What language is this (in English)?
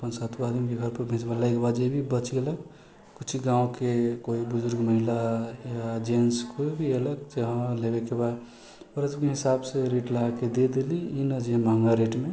Maithili